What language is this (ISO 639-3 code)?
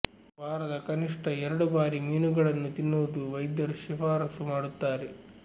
kan